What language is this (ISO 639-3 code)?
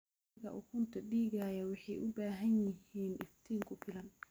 som